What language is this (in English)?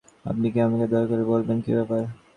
Bangla